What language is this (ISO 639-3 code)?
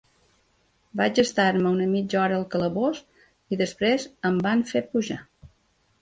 cat